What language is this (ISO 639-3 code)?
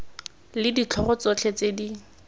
tsn